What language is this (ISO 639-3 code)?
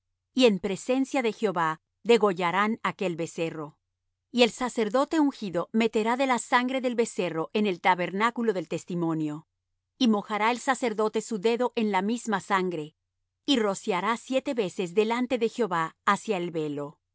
spa